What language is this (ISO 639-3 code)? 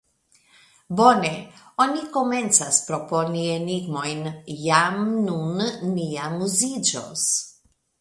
epo